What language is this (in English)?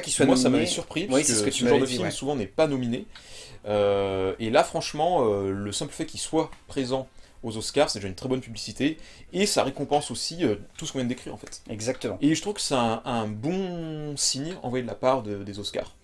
French